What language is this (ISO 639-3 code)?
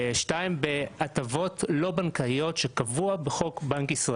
heb